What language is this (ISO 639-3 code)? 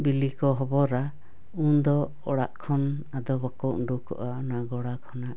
sat